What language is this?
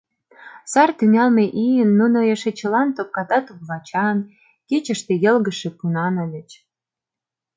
Mari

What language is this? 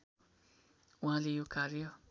Nepali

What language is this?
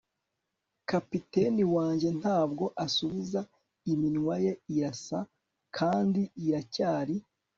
Kinyarwanda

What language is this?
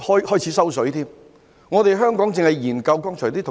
Cantonese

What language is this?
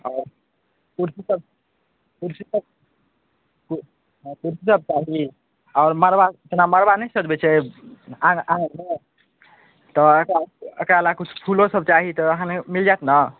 Maithili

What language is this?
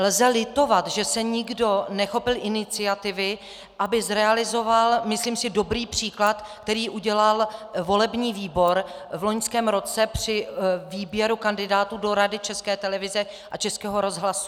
Czech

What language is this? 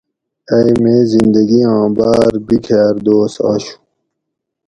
Gawri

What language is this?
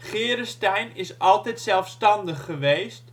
Dutch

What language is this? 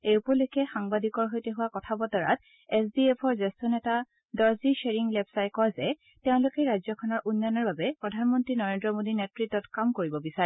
Assamese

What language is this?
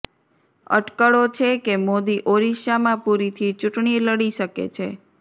Gujarati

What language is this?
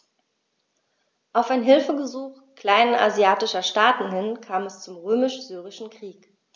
German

